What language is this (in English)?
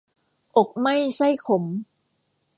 Thai